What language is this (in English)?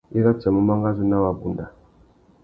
Tuki